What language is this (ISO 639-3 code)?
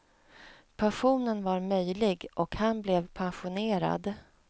swe